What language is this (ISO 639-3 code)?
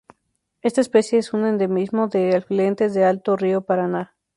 spa